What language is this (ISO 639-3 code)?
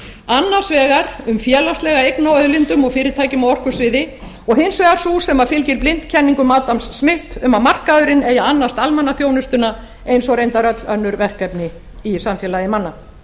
isl